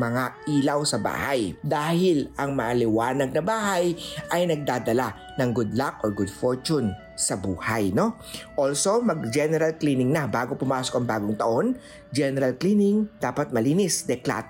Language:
Filipino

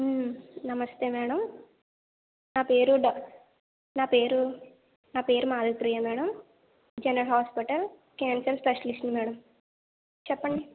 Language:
Telugu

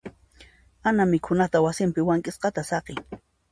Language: Puno Quechua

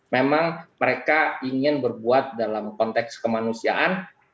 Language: Indonesian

